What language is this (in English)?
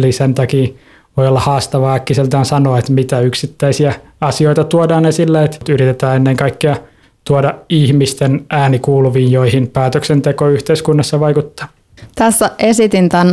Finnish